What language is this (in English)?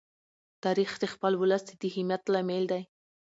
Pashto